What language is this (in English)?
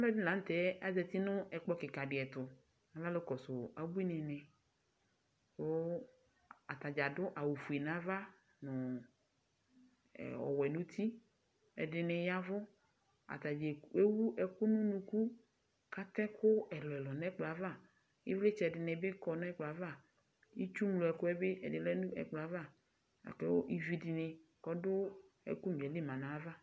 Ikposo